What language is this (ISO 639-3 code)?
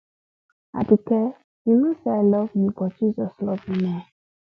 pcm